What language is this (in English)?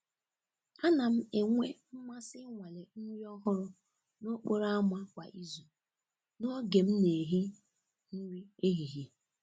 Igbo